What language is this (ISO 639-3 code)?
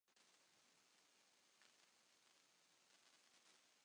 ara